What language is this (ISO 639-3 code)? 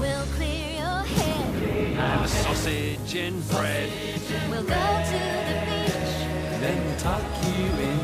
heb